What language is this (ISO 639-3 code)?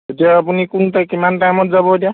asm